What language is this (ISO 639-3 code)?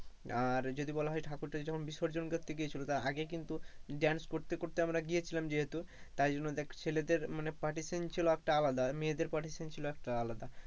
ben